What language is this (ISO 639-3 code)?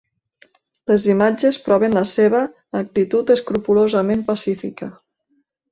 cat